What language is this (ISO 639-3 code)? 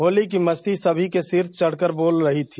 hin